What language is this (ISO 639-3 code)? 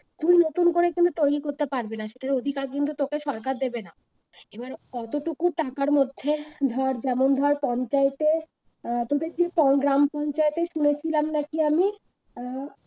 ben